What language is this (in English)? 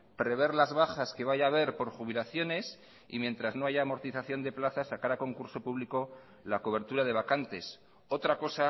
Spanish